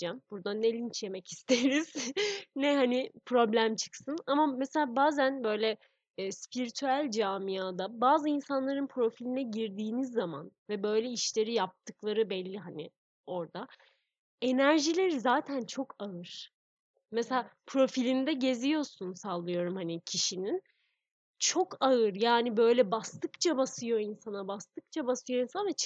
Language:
Turkish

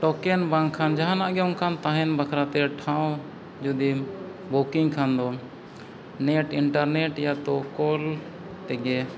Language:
Santali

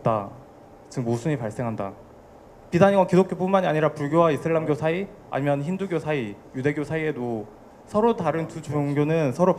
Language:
Korean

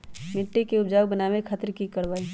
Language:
Magahi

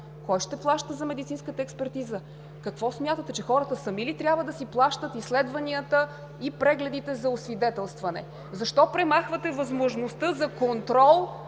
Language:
Bulgarian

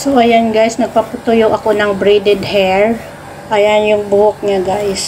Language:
Filipino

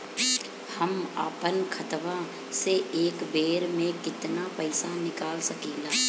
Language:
Bhojpuri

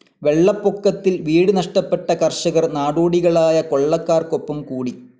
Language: Malayalam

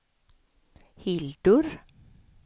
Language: Swedish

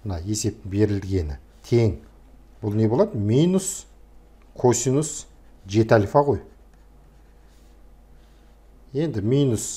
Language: Turkish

